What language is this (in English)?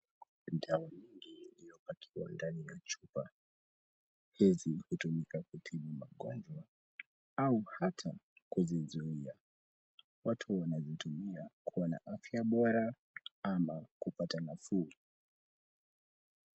Swahili